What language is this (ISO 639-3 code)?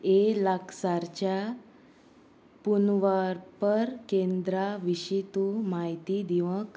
kok